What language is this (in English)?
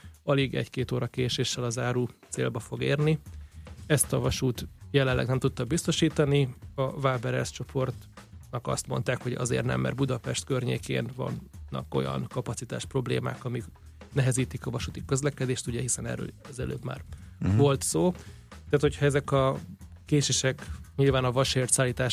Hungarian